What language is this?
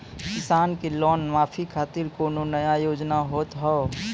Maithili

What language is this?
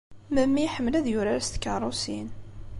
Kabyle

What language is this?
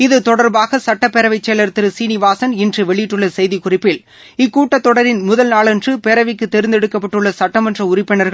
Tamil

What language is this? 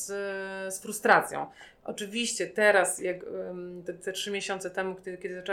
Polish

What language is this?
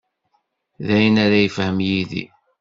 Kabyle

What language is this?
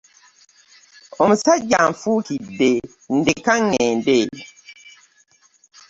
Ganda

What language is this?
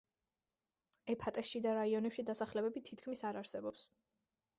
Georgian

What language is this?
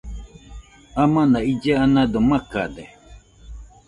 Nüpode Huitoto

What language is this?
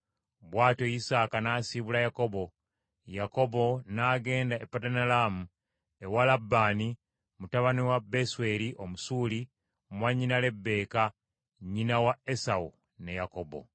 Ganda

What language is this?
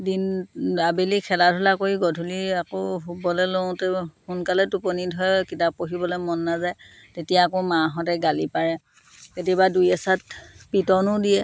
Assamese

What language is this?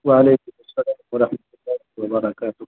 Urdu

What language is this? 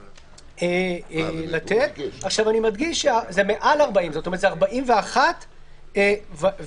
Hebrew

